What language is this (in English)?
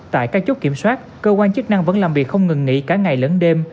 Vietnamese